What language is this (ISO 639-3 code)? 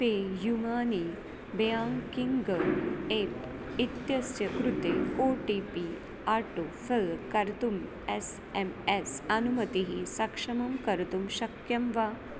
san